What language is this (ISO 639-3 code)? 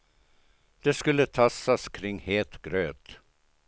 swe